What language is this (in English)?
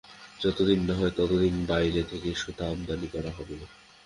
Bangla